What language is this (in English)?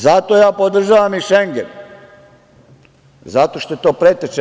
Serbian